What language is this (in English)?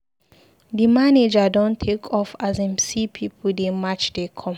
Nigerian Pidgin